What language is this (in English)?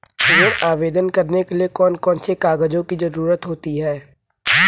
Hindi